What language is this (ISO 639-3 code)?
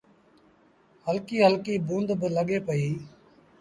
sbn